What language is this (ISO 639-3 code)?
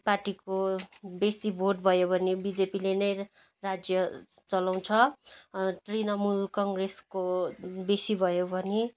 nep